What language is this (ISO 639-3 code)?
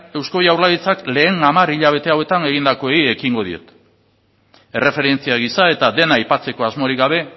eus